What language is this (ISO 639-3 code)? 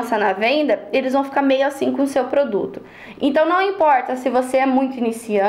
por